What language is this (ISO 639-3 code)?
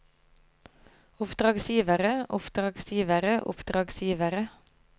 nor